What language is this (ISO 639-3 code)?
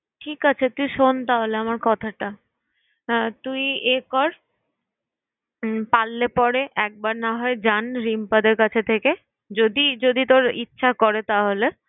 ben